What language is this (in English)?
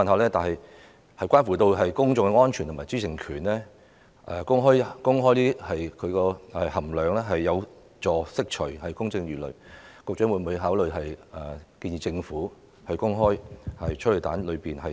Cantonese